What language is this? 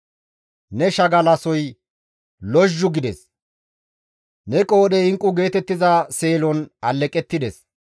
Gamo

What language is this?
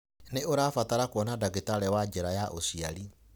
Kikuyu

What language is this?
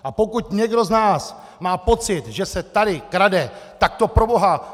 Czech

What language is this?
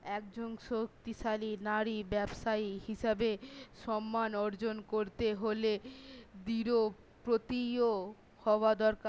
Bangla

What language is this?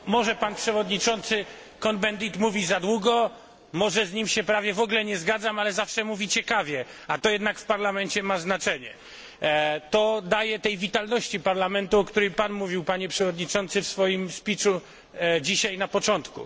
Polish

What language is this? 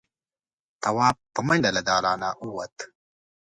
Pashto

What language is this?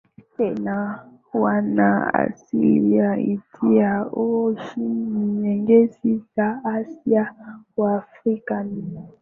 Swahili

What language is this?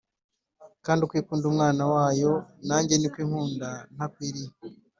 Kinyarwanda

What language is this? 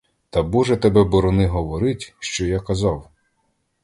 Ukrainian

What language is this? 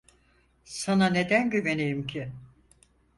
Turkish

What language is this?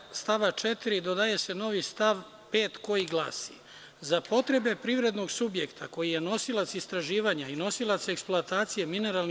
Serbian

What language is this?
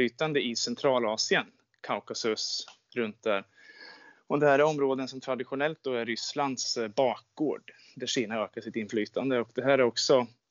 Swedish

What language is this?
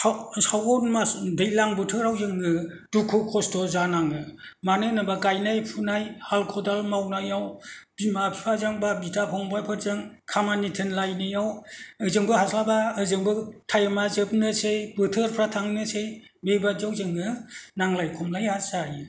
Bodo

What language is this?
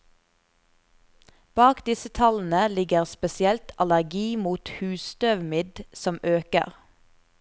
Norwegian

